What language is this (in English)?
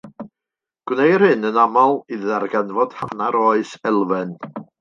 Welsh